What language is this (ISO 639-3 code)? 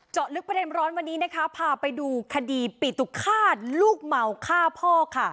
tha